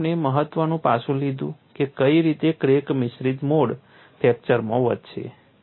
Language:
Gujarati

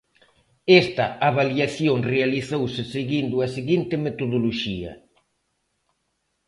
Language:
Galician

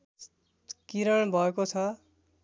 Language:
Nepali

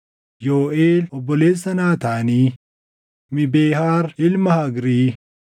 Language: Oromo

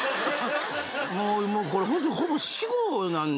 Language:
Japanese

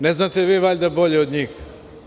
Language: Serbian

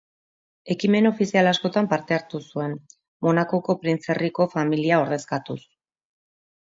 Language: Basque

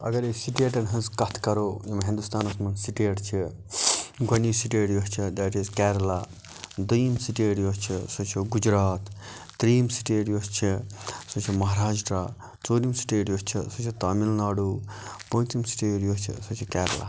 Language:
Kashmiri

